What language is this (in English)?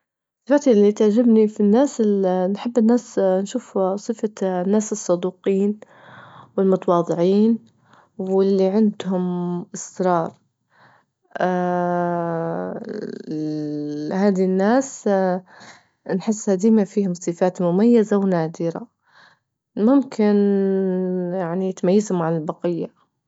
Libyan Arabic